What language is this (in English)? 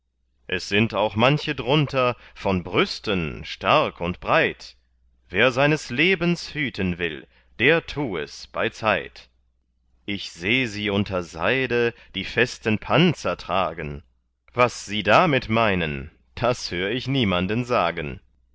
German